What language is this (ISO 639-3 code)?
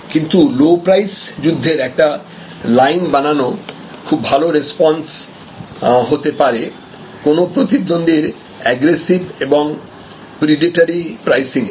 ben